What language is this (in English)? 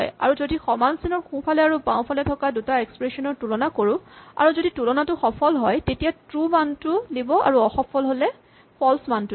Assamese